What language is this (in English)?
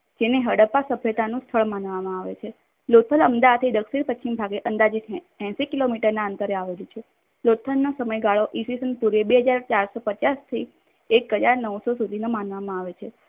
Gujarati